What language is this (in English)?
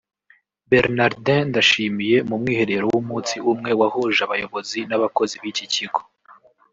Kinyarwanda